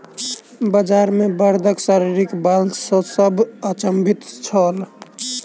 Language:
Maithili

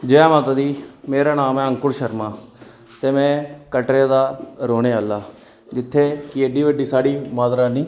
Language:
Dogri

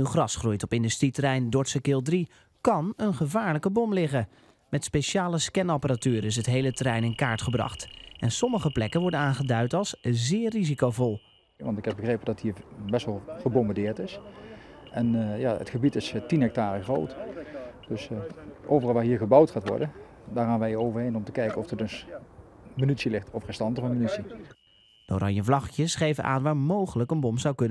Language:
Dutch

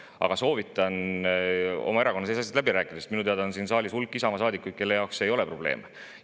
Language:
Estonian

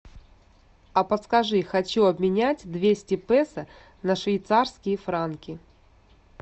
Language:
Russian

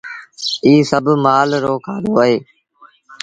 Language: Sindhi Bhil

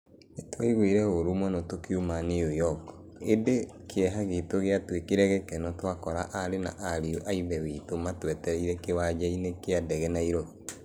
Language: Kikuyu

